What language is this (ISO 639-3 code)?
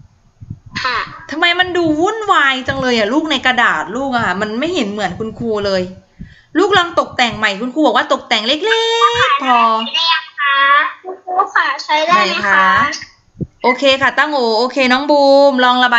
tha